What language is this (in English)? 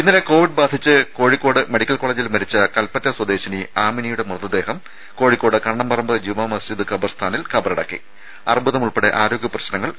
Malayalam